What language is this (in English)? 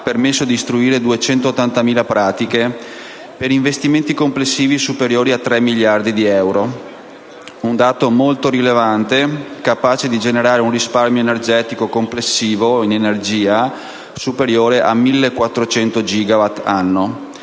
Italian